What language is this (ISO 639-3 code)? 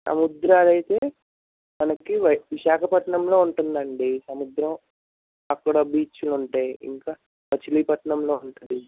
tel